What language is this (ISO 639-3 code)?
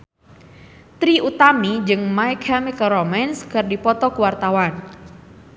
sun